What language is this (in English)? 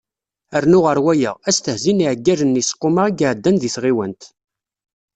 Kabyle